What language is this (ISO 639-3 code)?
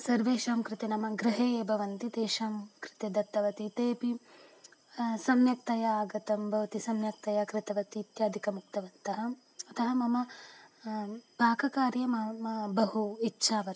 san